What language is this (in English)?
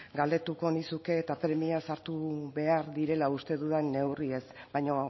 Basque